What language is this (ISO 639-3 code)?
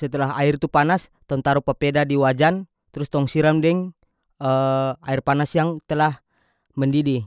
max